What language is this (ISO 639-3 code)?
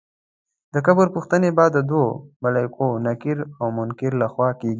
pus